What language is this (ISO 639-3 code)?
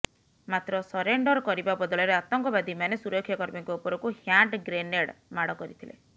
ori